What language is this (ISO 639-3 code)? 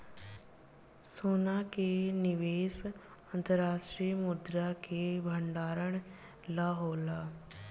bho